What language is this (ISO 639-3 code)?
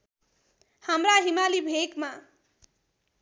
nep